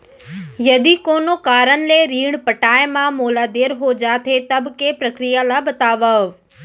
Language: Chhattisgarhi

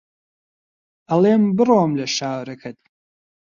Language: Central Kurdish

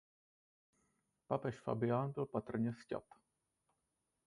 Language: Czech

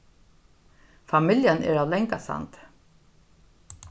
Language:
Faroese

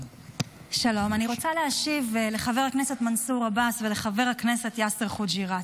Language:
Hebrew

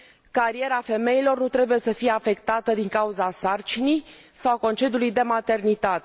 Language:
Romanian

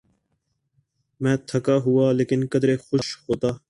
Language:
Urdu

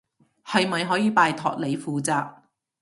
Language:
Cantonese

